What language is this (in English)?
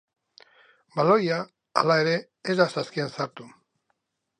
Basque